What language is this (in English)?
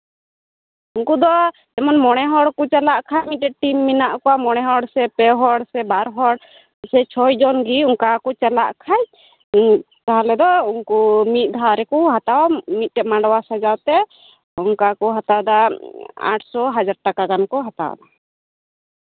Santali